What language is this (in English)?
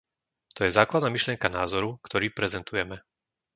Slovak